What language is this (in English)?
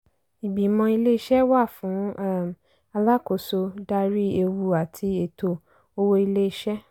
Yoruba